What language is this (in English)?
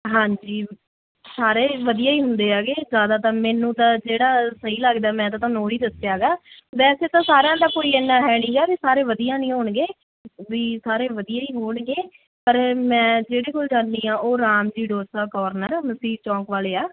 Punjabi